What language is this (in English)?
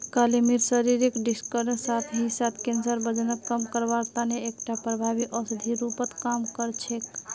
Magahi